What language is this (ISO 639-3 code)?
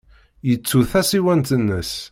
kab